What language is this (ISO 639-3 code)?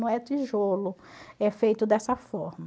por